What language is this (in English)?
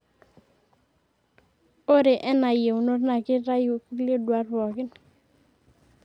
Masai